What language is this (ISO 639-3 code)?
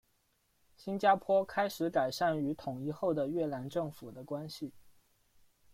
zho